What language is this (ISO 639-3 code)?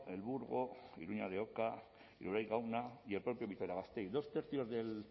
spa